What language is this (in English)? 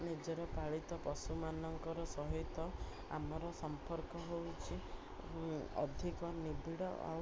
Odia